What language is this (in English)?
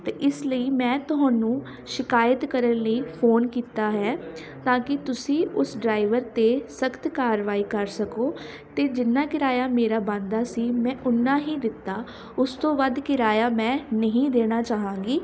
Punjabi